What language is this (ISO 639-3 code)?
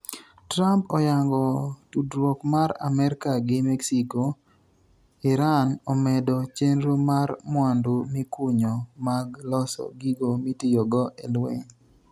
luo